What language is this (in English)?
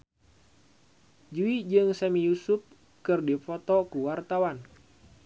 Sundanese